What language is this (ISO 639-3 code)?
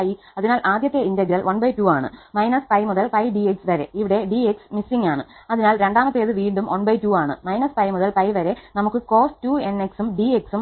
mal